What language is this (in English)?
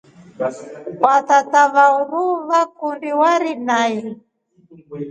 Rombo